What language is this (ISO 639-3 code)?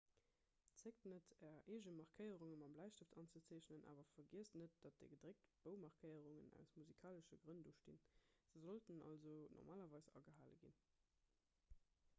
ltz